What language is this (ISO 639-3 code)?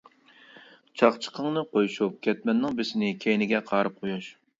uig